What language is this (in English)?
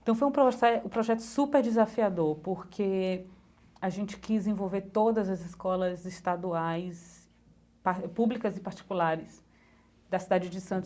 Portuguese